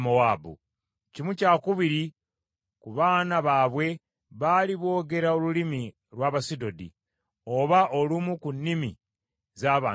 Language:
Ganda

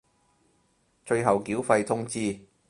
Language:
Cantonese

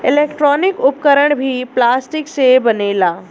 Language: Bhojpuri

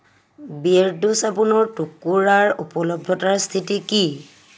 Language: Assamese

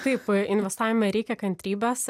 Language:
Lithuanian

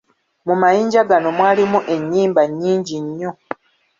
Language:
Ganda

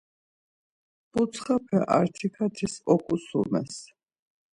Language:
Laz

